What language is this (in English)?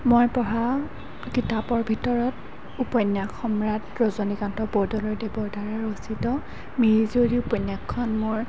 Assamese